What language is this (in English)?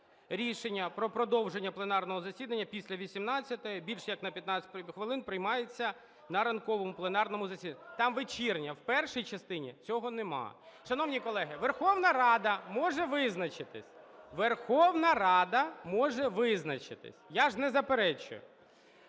Ukrainian